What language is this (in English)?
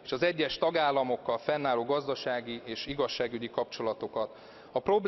Hungarian